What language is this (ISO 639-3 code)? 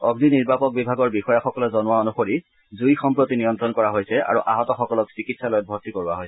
asm